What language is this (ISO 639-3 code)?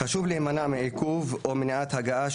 heb